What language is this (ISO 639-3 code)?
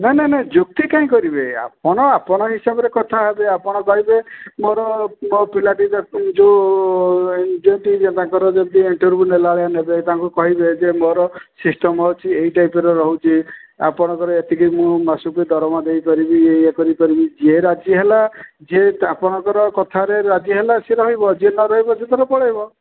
ori